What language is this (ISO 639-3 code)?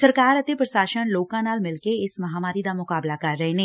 pan